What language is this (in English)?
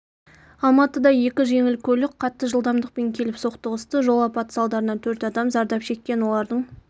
Kazakh